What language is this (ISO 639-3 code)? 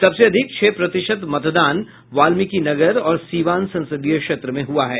hin